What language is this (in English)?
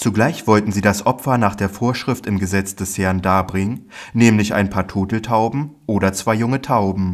German